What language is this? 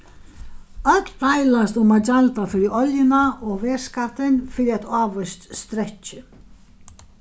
Faroese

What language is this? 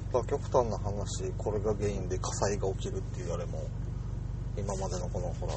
Japanese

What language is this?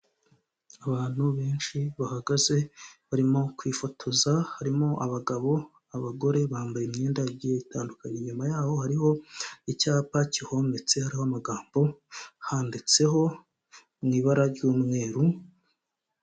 Kinyarwanda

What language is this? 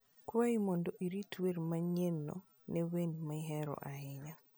Luo (Kenya and Tanzania)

